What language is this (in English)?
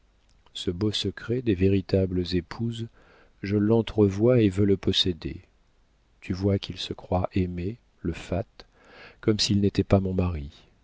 French